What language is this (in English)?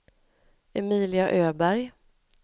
Swedish